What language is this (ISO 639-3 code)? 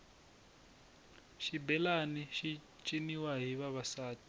tso